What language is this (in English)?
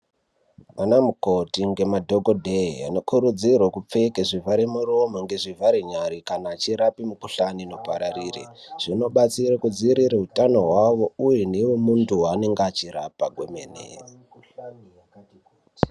Ndau